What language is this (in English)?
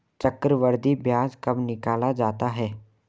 Hindi